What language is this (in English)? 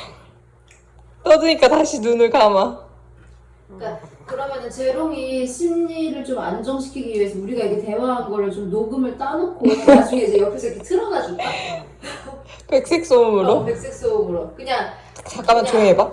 Korean